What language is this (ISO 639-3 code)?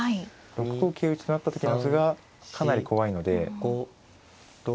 jpn